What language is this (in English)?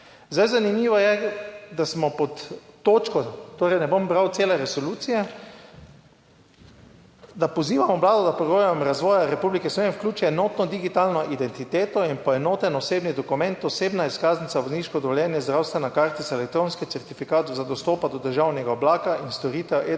Slovenian